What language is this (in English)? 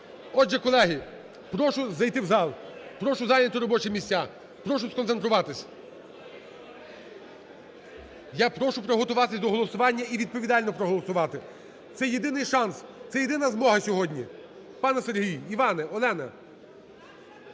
Ukrainian